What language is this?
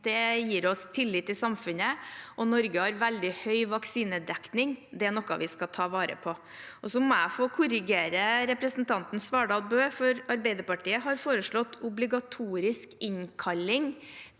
Norwegian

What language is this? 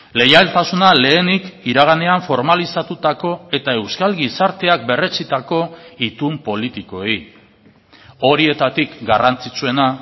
Basque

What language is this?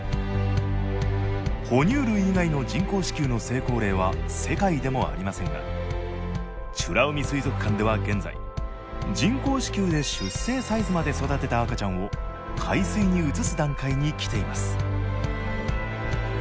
Japanese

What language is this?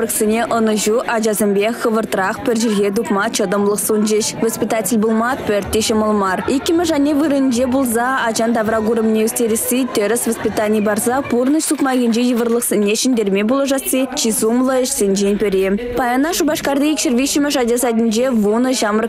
Russian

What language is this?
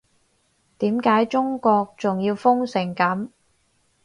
Cantonese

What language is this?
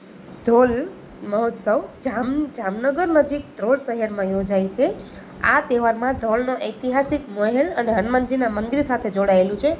Gujarati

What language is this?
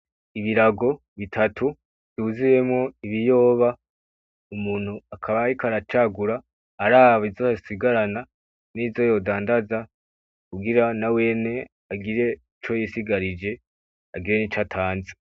Rundi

